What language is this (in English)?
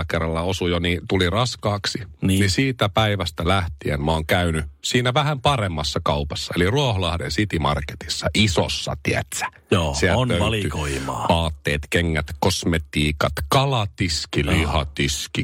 Finnish